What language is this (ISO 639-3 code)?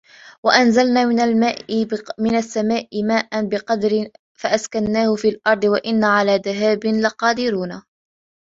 ara